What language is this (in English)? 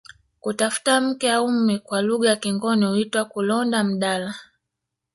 Swahili